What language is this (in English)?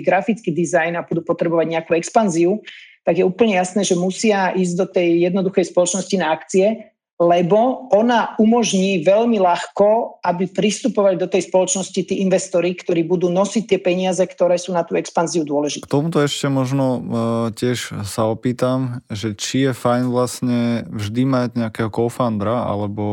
Slovak